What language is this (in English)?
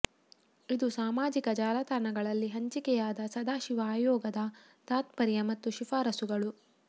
Kannada